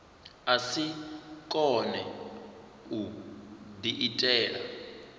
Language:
Venda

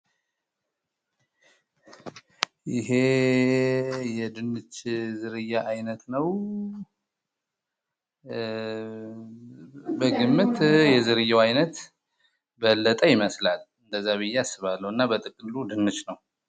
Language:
Amharic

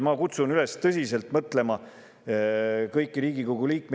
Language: Estonian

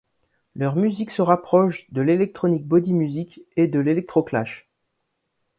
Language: French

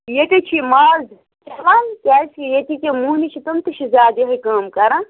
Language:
Kashmiri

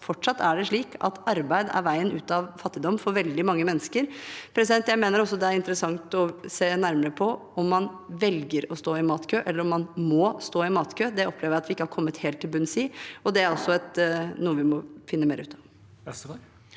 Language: Norwegian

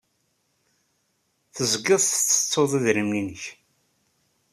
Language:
Kabyle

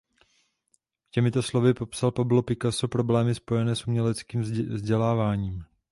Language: Czech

